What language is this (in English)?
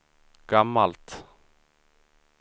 Swedish